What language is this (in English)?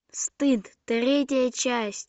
Russian